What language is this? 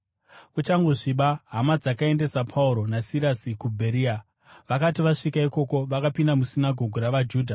Shona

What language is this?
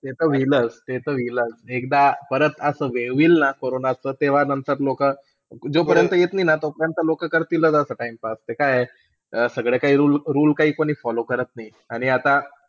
Marathi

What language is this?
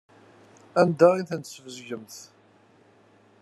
Kabyle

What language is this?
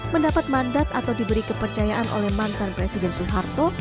Indonesian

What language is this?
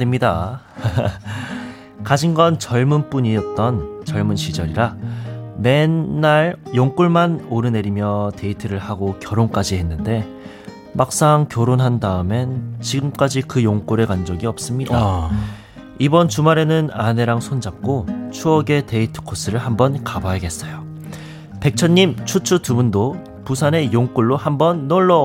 Korean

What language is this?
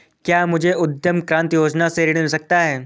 Hindi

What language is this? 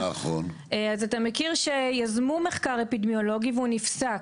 Hebrew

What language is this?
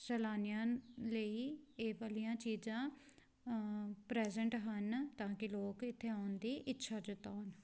Punjabi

